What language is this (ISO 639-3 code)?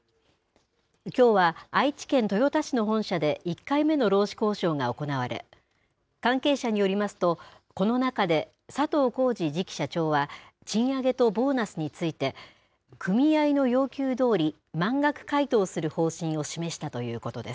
jpn